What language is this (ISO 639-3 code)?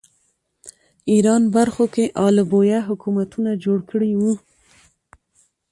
pus